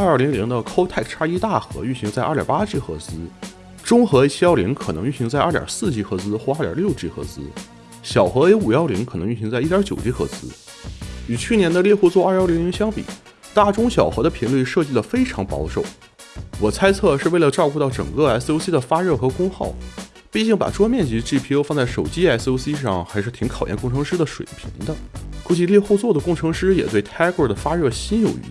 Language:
Chinese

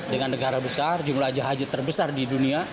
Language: Indonesian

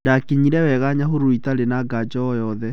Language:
Kikuyu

